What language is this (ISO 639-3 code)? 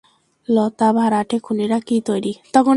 ben